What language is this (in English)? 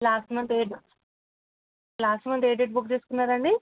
Telugu